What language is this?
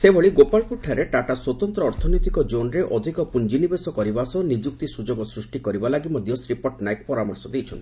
Odia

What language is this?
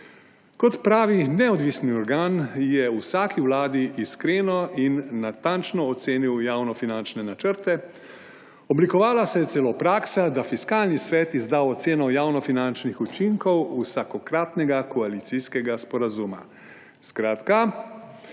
Slovenian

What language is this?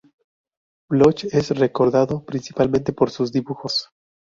Spanish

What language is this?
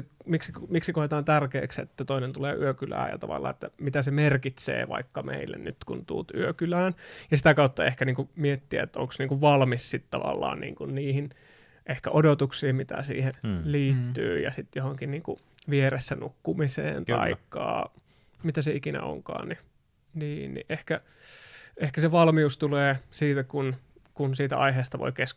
Finnish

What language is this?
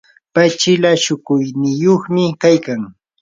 Yanahuanca Pasco Quechua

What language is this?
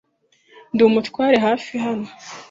Kinyarwanda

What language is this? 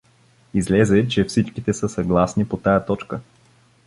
Bulgarian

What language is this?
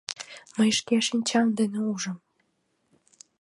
Mari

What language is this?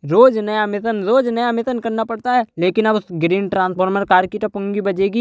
Hindi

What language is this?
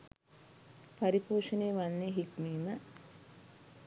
Sinhala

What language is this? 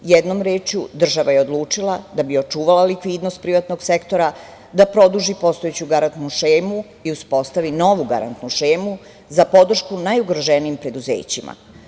Serbian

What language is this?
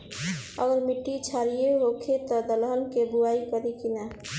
Bhojpuri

